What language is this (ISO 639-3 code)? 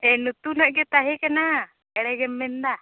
sat